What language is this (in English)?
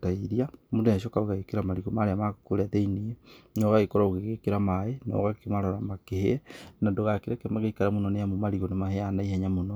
Kikuyu